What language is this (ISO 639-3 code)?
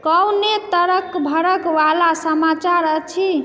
mai